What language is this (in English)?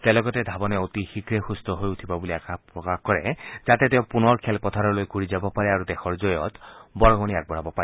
Assamese